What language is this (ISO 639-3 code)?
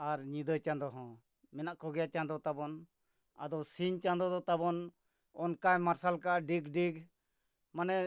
sat